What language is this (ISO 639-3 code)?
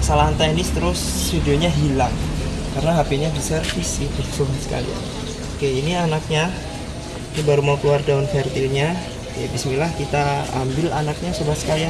ind